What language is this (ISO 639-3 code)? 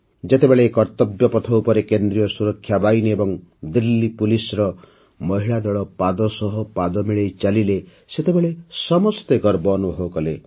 ori